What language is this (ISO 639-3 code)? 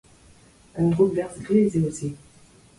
bre